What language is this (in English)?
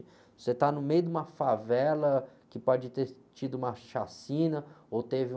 Portuguese